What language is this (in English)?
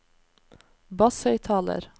Norwegian